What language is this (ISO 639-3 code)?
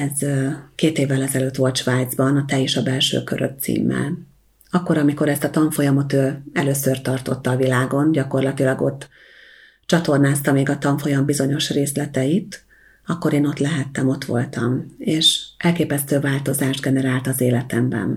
hun